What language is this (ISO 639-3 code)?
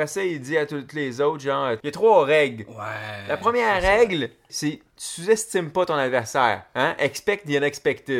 fra